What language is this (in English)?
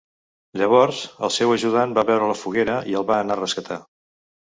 Catalan